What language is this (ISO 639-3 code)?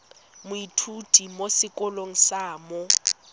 tsn